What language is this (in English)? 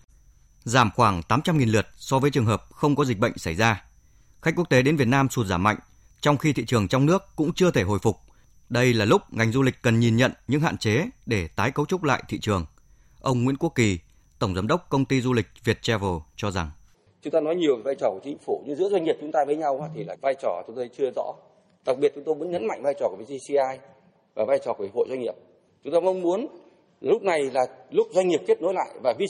Vietnamese